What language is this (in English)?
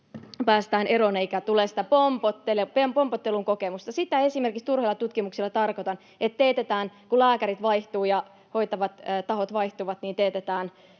Finnish